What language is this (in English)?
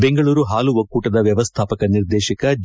Kannada